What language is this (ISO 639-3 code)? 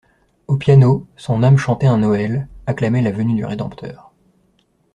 fra